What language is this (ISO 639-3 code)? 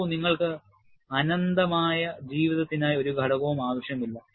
mal